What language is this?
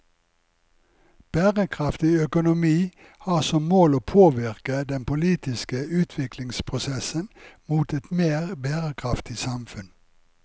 Norwegian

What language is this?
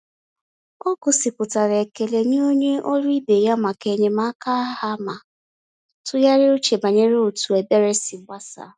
Igbo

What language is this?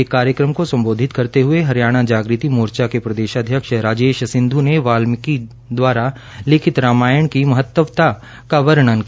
Hindi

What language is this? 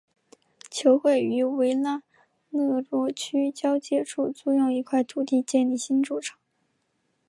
Chinese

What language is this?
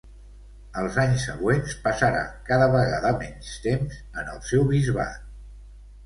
Catalan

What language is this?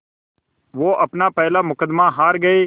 Hindi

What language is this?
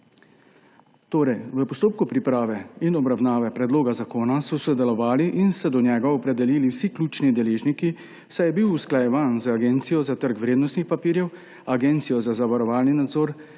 Slovenian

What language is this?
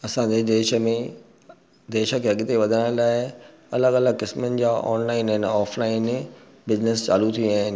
Sindhi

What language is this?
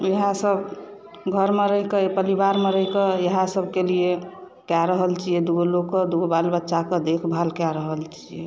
Maithili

